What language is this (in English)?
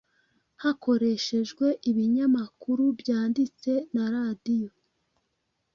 Kinyarwanda